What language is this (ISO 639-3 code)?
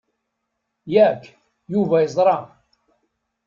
kab